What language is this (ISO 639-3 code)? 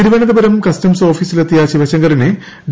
mal